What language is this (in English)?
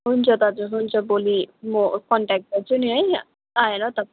Nepali